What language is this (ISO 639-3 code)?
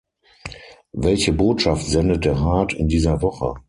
deu